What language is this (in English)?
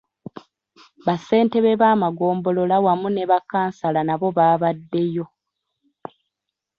Ganda